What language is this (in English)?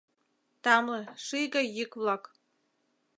Mari